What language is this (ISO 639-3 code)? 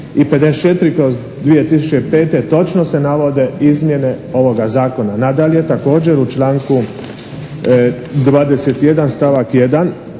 hrv